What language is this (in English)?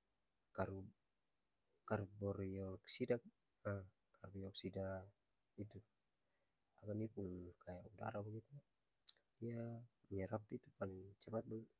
Ambonese Malay